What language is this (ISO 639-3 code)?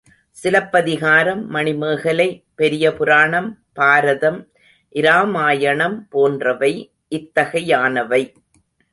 tam